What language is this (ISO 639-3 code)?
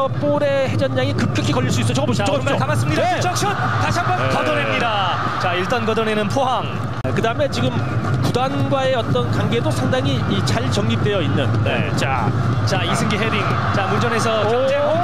kor